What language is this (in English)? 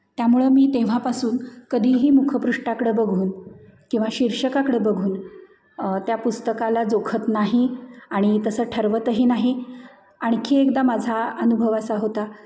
Marathi